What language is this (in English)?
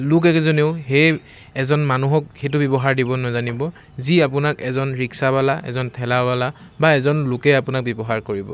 Assamese